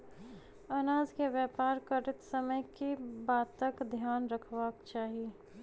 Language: Maithili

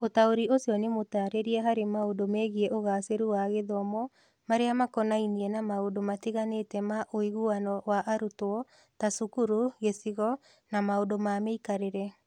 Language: Kikuyu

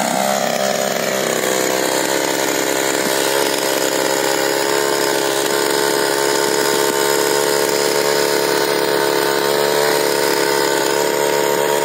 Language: Arabic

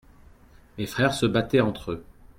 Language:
French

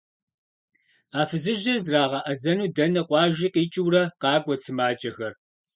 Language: Kabardian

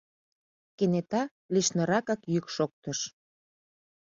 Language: Mari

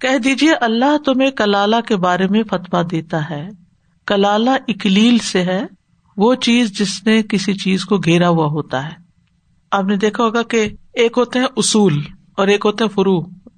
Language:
Urdu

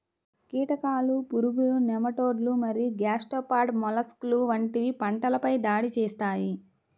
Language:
Telugu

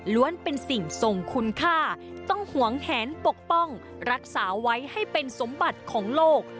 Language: Thai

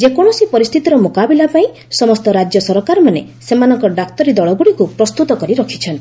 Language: Odia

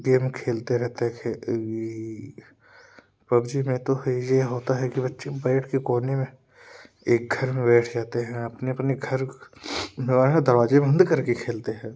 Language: Hindi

